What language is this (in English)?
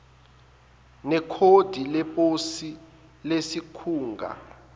Zulu